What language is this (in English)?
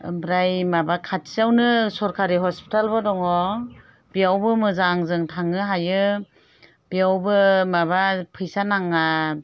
Bodo